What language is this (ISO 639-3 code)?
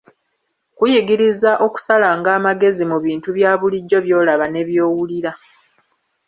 lug